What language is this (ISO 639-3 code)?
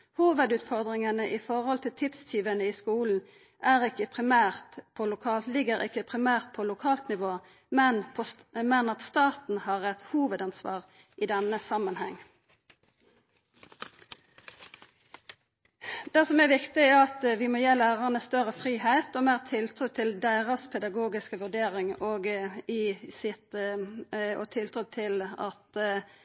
nno